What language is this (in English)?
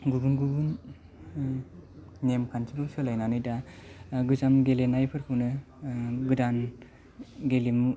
Bodo